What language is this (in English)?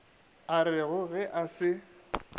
Northern Sotho